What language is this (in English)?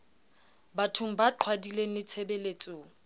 Southern Sotho